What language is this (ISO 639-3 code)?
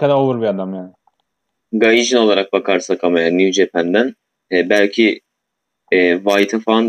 tur